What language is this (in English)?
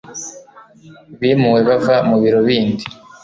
Kinyarwanda